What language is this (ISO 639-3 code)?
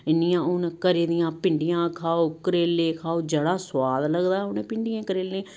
doi